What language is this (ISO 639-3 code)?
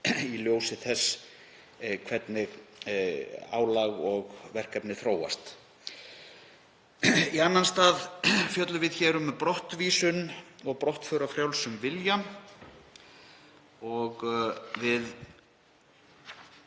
isl